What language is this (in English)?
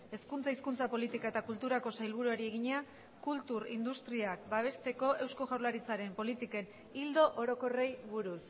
Basque